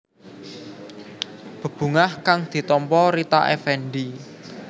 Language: Javanese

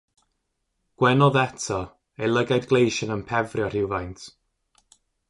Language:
Welsh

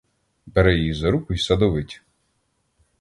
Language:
Ukrainian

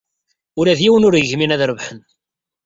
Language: Kabyle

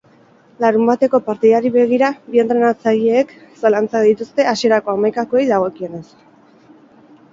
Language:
Basque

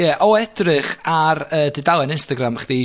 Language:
Welsh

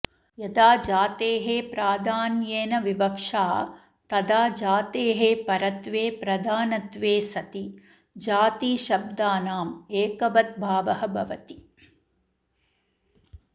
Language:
Sanskrit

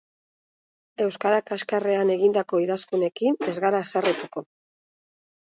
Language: Basque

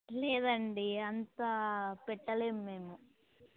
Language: Telugu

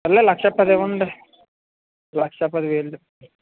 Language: Telugu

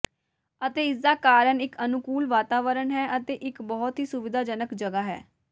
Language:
Punjabi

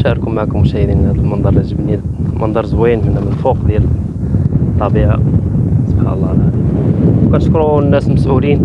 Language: Arabic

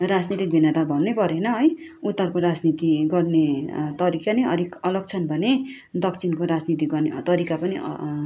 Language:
Nepali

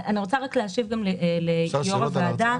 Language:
Hebrew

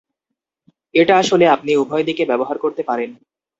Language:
Bangla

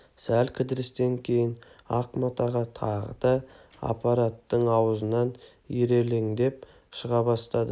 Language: Kazakh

